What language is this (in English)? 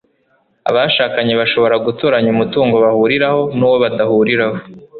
Kinyarwanda